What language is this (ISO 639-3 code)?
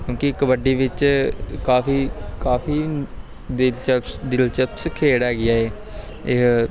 pan